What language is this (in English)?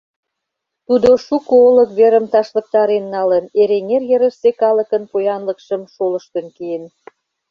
Mari